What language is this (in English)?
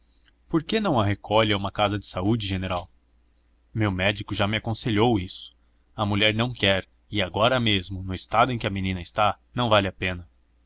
Portuguese